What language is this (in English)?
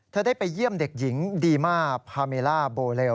Thai